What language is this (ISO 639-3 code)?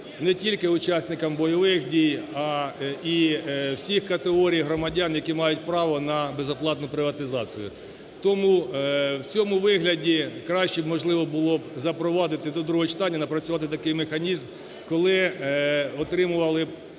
ukr